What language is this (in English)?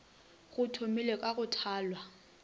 Northern Sotho